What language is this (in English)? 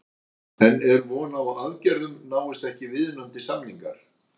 Icelandic